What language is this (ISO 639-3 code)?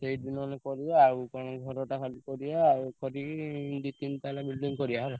ori